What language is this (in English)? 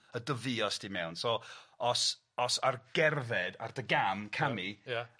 Welsh